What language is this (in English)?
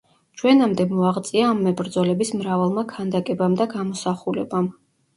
Georgian